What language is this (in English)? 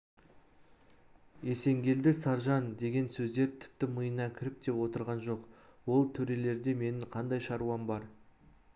Kazakh